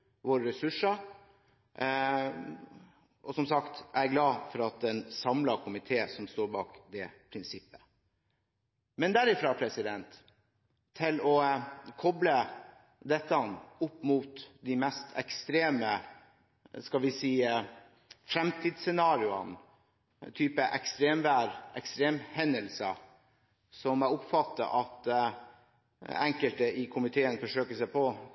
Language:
Norwegian Bokmål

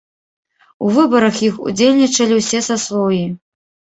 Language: Belarusian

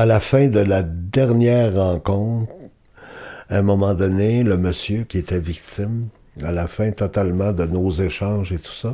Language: French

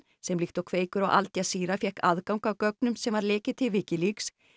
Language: Icelandic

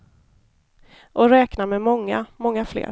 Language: Swedish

